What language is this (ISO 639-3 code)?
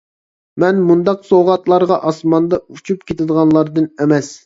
uig